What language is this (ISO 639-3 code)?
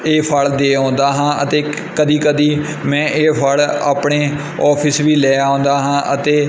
pan